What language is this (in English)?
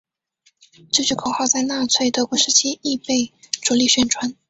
Chinese